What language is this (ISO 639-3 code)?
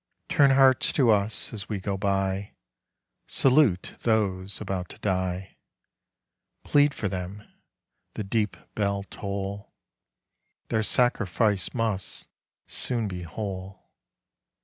eng